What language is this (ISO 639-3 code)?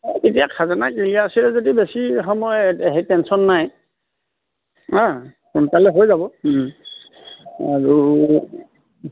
asm